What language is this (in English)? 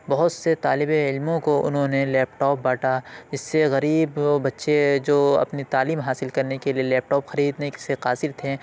Urdu